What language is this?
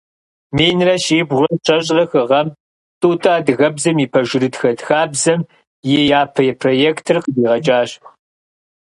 Kabardian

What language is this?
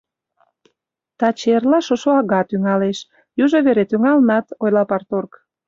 Mari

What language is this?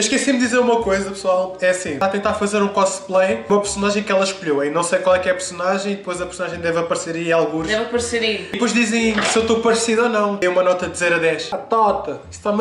Portuguese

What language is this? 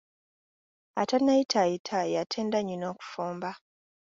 Ganda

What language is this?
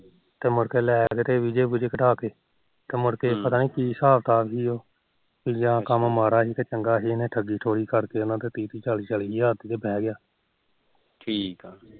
Punjabi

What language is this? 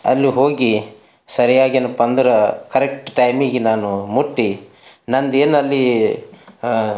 Kannada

